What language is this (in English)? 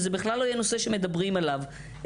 Hebrew